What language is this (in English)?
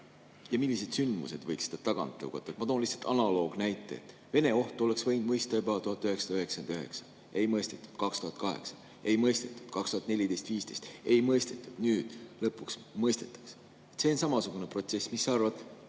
Estonian